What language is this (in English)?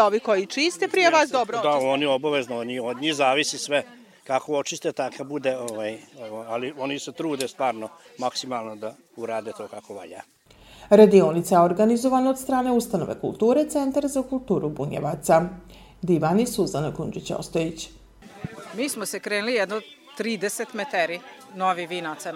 Croatian